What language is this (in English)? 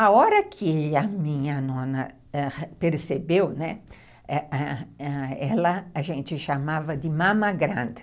Portuguese